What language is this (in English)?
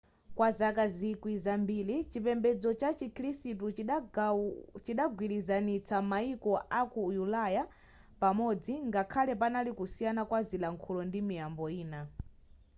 Nyanja